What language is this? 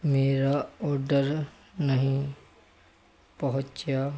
Punjabi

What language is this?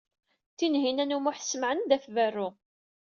Kabyle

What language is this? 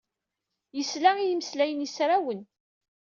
Kabyle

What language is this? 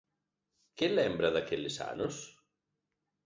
Galician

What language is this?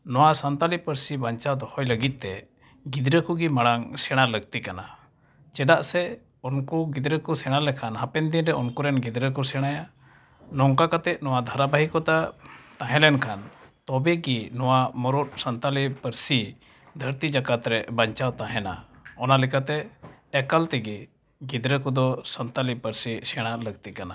Santali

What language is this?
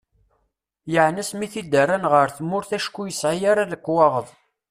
Kabyle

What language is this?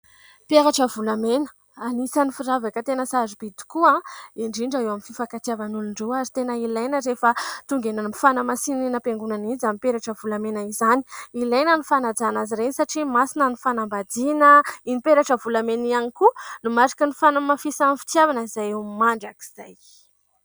Malagasy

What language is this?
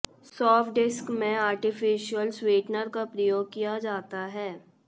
Hindi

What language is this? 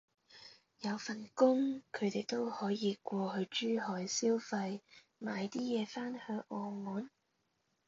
Cantonese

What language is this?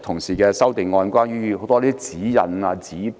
Cantonese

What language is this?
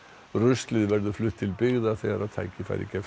Icelandic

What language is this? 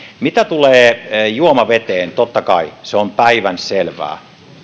Finnish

